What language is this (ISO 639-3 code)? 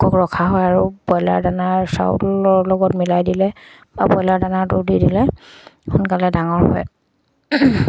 asm